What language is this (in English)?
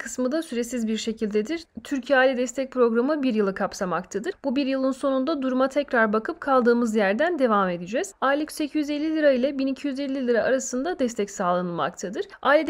Turkish